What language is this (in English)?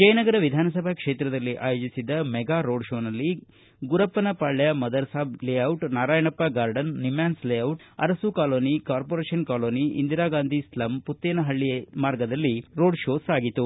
Kannada